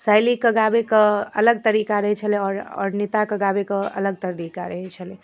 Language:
Maithili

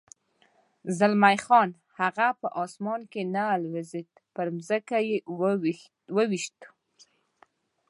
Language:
Pashto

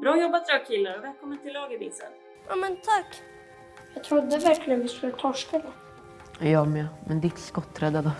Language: Swedish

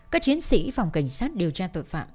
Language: Vietnamese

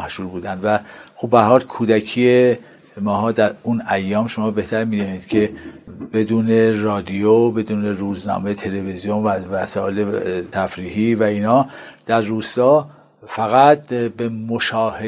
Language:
Persian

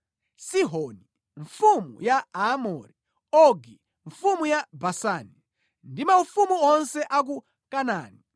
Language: Nyanja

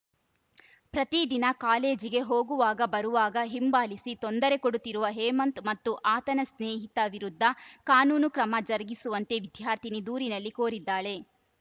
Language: Kannada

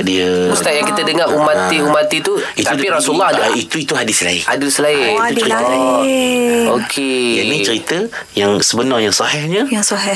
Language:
Malay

